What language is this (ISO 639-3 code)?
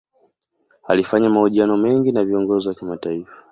swa